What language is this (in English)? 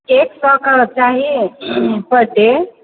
Maithili